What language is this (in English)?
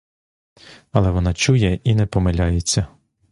Ukrainian